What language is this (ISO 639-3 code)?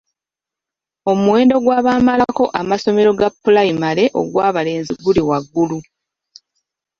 lug